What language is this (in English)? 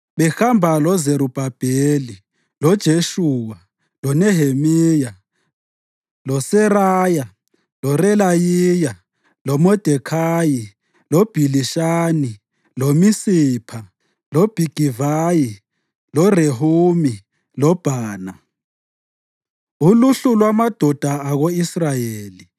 North Ndebele